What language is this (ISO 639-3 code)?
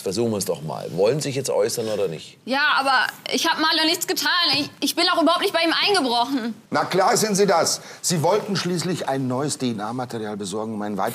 deu